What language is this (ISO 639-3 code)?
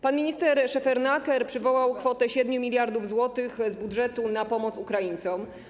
pol